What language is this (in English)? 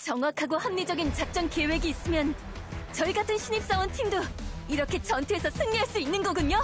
Korean